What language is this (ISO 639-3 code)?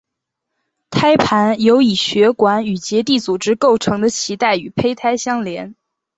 zho